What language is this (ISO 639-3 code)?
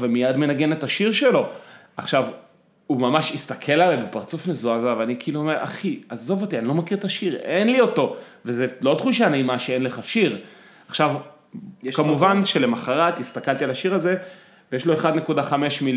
heb